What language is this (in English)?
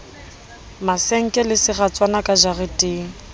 Southern Sotho